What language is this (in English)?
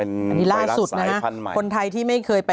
Thai